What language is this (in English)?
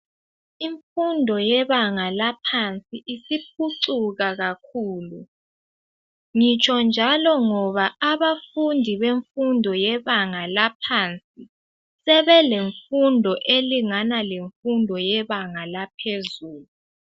North Ndebele